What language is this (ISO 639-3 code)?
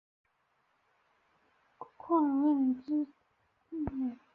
zho